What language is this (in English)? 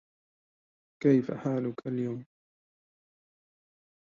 Arabic